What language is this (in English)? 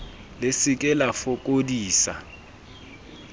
Southern Sotho